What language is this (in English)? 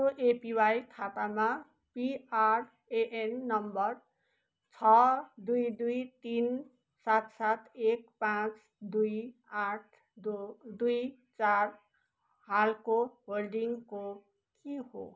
Nepali